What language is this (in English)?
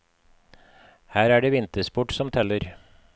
Norwegian